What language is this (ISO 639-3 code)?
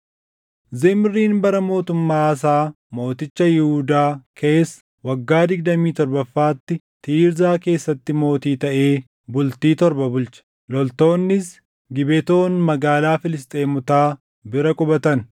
orm